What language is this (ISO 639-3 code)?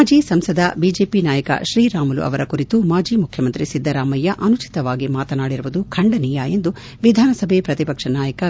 kan